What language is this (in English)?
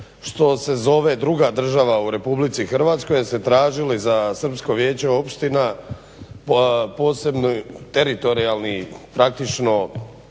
Croatian